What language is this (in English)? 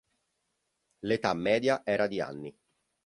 Italian